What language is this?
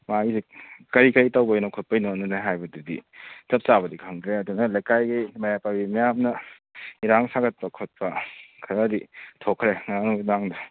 Manipuri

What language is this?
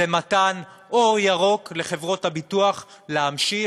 Hebrew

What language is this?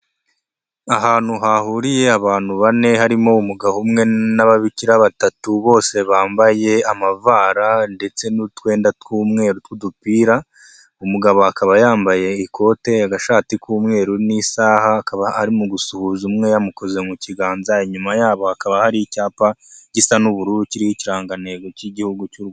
Kinyarwanda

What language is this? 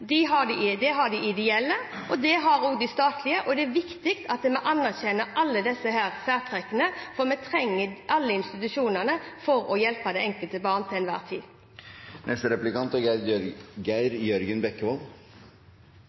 Norwegian Bokmål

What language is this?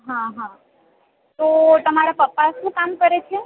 Gujarati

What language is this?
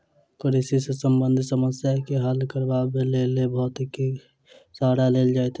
Maithili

